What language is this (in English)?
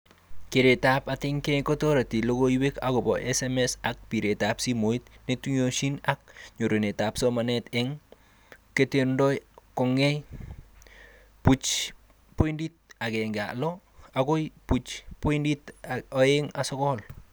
Kalenjin